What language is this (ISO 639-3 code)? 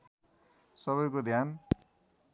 nep